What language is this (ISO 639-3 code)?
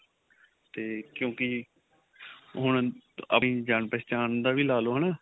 pan